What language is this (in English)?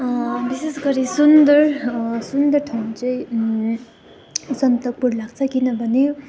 Nepali